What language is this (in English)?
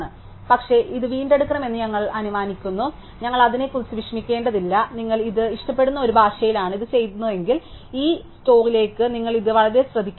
Malayalam